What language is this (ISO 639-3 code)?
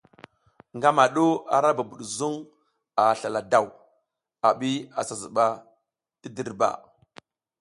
giz